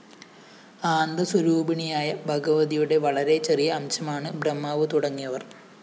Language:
Malayalam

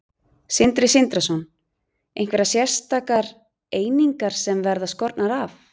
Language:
Icelandic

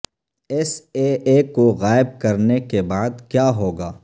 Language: Urdu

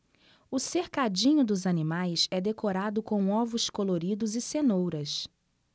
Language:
Portuguese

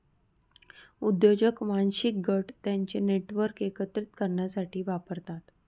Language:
Marathi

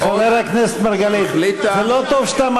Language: Hebrew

